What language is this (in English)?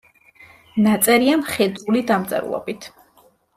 Georgian